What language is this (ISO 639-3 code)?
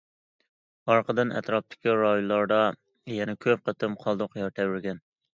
uig